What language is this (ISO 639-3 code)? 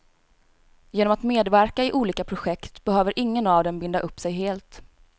swe